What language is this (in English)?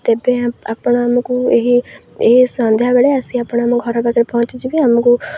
Odia